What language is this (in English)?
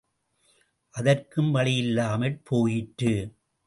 Tamil